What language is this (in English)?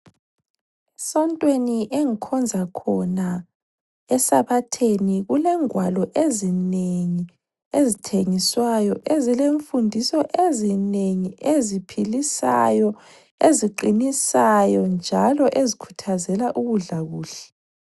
North Ndebele